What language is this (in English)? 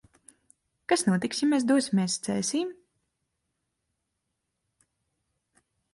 Latvian